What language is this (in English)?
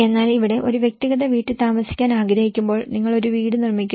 Malayalam